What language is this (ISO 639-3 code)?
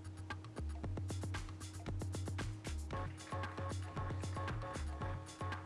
kor